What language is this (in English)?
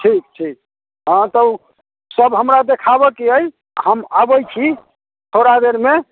Maithili